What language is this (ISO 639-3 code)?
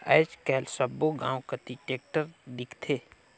hne